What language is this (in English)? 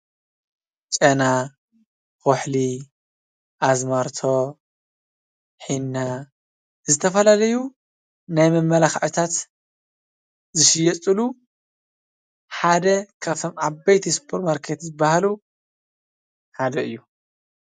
Tigrinya